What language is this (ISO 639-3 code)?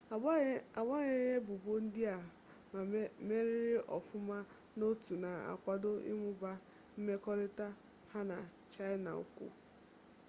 ibo